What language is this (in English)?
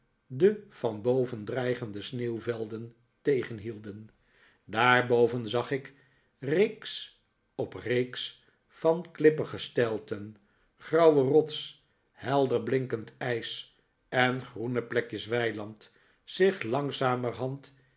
Dutch